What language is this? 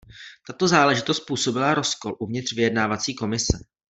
Czech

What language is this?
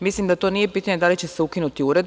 Serbian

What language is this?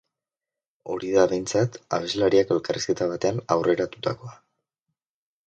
Basque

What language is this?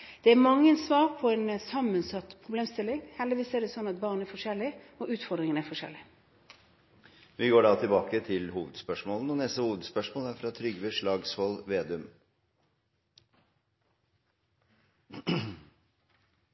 Norwegian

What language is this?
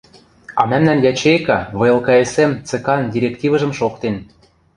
Western Mari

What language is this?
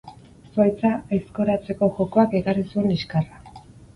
Basque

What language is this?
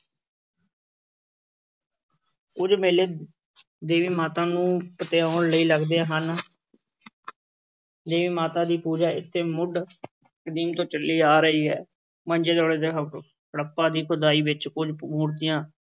Punjabi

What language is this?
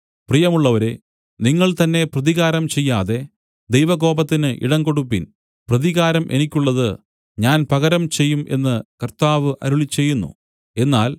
Malayalam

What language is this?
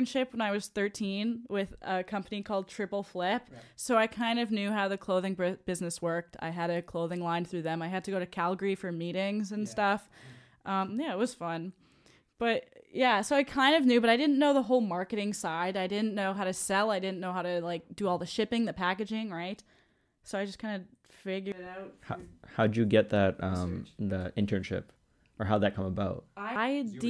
English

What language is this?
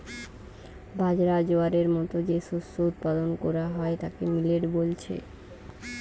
Bangla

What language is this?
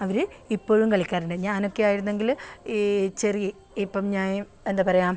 Malayalam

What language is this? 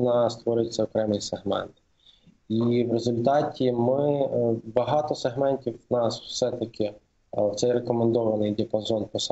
Ukrainian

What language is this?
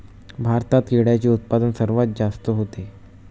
Marathi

